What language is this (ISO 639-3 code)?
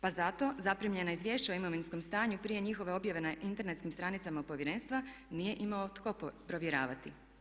hrv